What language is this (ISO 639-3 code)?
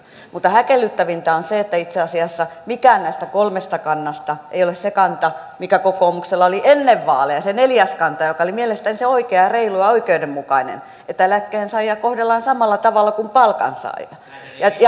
fin